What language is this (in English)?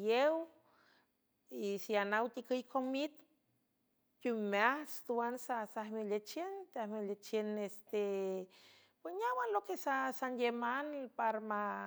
San Francisco Del Mar Huave